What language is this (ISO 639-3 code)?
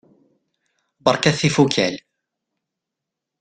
kab